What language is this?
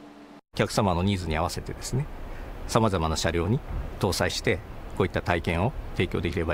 Japanese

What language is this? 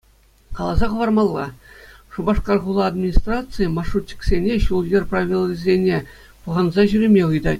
Chuvash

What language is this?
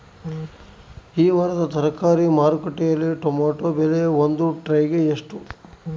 Kannada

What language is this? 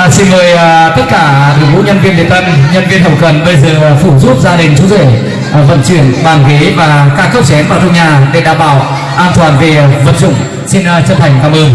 Vietnamese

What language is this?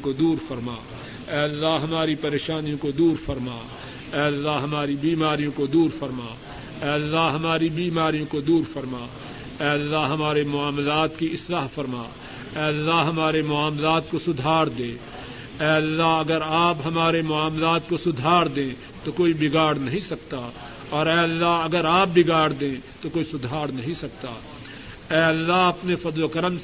Urdu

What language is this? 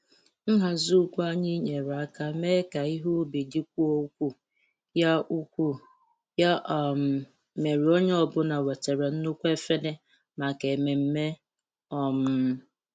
Igbo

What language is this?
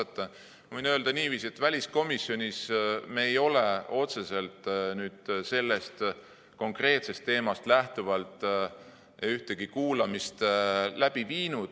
Estonian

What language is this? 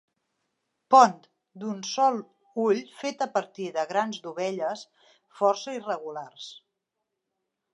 Catalan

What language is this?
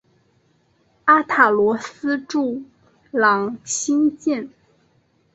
Chinese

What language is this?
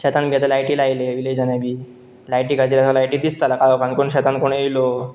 Konkani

